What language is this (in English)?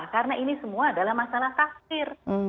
Indonesian